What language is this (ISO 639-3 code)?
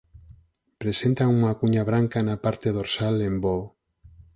glg